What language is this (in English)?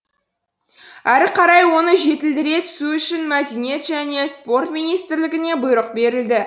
Kazakh